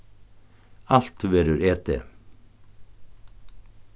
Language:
Faroese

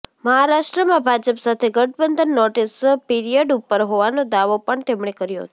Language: Gujarati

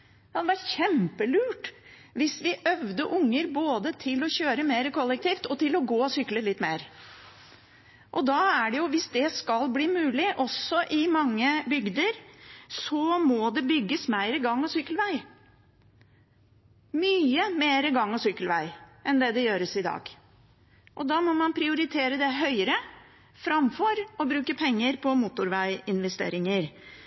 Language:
Norwegian Bokmål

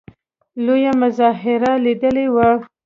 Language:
Pashto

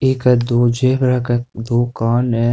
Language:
Rajasthani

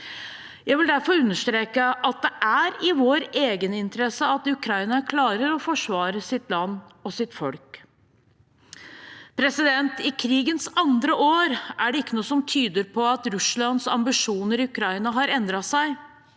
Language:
Norwegian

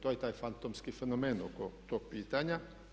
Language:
Croatian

